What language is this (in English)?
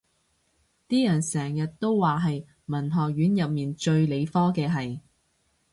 Cantonese